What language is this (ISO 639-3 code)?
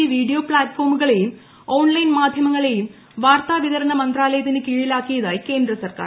mal